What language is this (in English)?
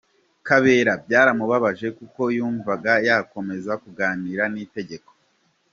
Kinyarwanda